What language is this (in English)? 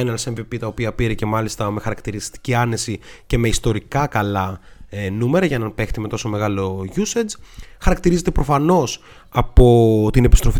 Greek